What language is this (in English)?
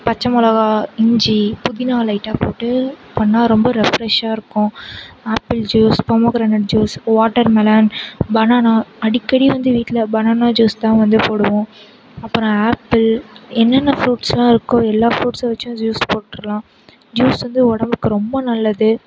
Tamil